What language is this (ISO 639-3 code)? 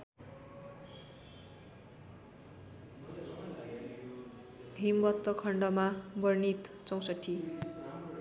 nep